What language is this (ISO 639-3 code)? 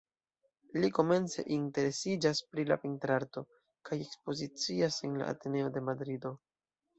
epo